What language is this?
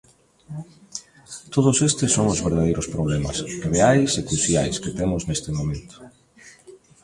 Galician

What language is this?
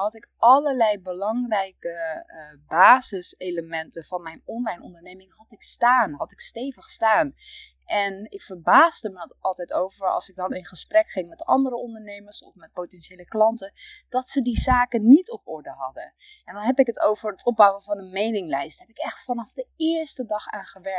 Dutch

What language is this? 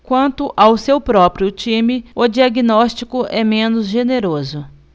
Portuguese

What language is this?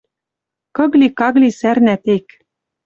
Western Mari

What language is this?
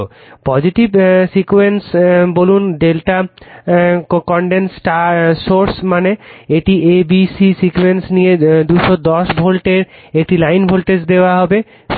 Bangla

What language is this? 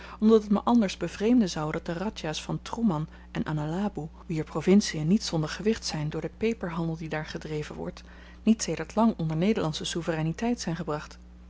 Dutch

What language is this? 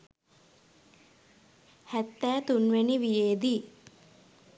Sinhala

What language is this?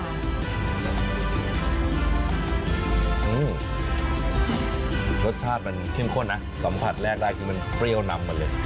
Thai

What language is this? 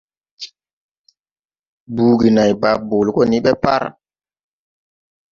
Tupuri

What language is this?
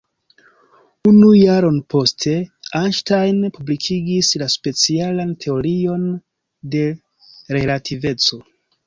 Esperanto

